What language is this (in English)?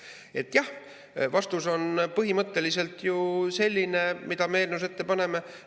Estonian